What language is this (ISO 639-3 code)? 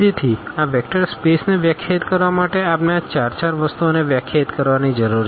guj